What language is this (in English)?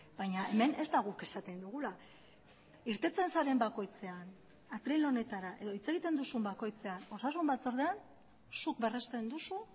Basque